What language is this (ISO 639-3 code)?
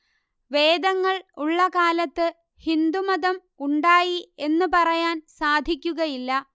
mal